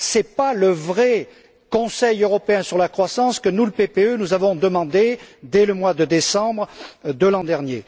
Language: French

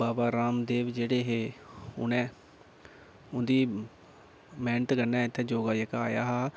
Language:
Dogri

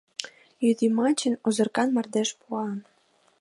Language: Mari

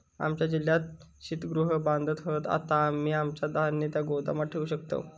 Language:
Marathi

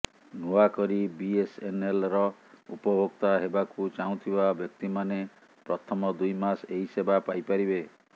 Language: Odia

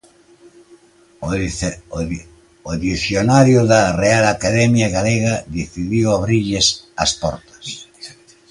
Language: Galician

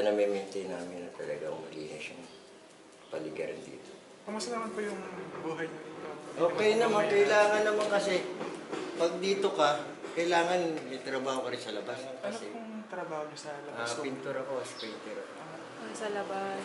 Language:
Filipino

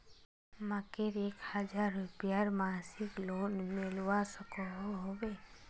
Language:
Magahi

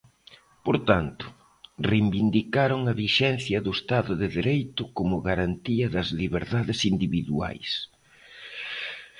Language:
Galician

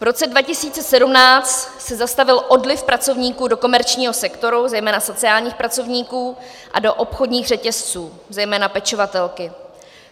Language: Czech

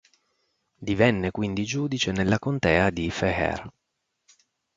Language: Italian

